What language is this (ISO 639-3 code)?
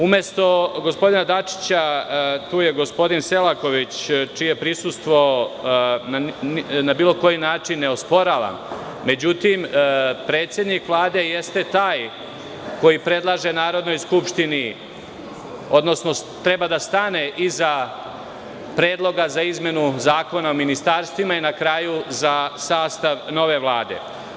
srp